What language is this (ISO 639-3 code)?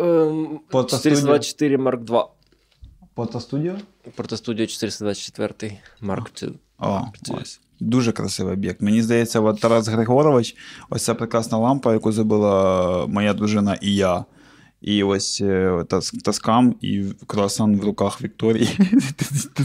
ukr